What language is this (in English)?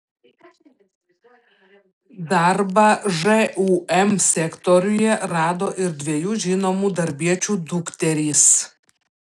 Lithuanian